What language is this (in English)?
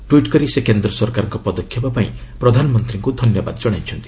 Odia